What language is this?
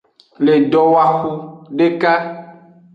Aja (Benin)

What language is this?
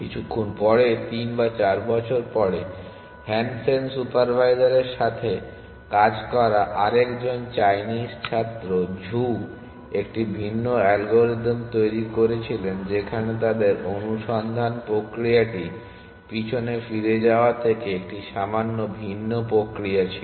Bangla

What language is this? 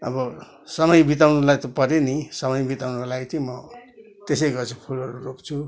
Nepali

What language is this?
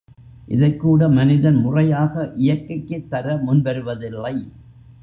Tamil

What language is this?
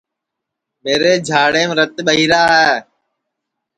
Sansi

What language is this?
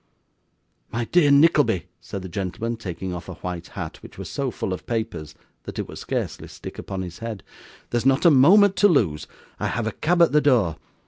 English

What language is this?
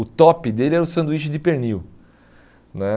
Portuguese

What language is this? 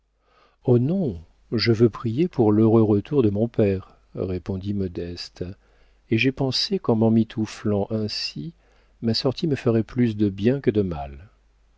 French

